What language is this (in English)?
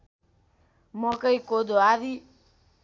Nepali